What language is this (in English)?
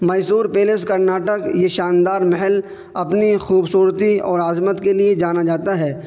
Urdu